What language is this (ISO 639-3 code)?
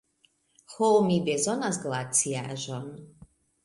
epo